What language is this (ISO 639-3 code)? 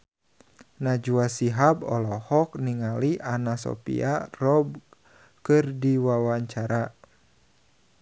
sun